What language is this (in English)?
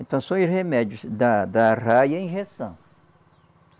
Portuguese